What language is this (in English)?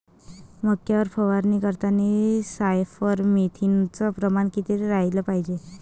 Marathi